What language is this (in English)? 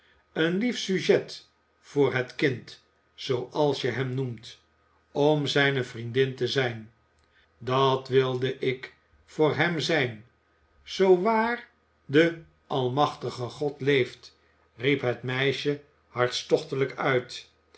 Dutch